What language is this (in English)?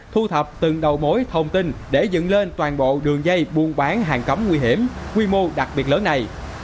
Vietnamese